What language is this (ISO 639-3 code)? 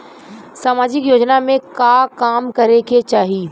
bho